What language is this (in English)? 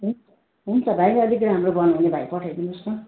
Nepali